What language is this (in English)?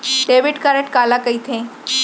Chhattisgarhi